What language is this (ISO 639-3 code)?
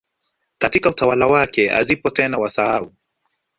swa